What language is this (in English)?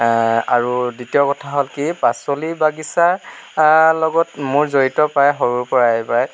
Assamese